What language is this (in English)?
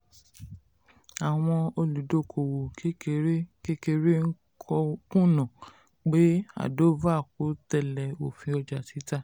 Yoruba